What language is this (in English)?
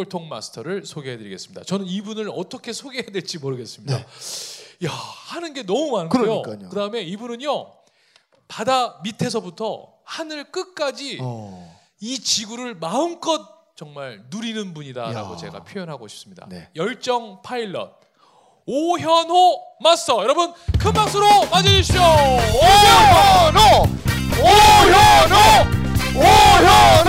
Korean